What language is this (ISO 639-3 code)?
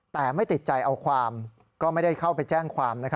tha